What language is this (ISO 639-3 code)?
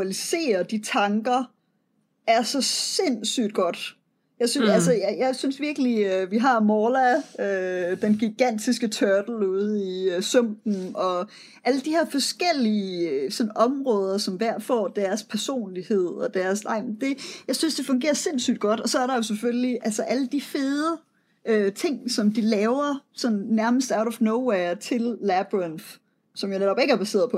dan